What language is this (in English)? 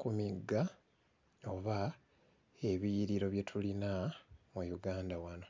Ganda